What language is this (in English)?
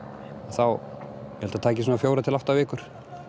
Icelandic